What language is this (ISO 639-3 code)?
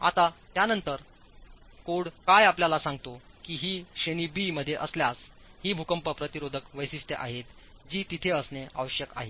mar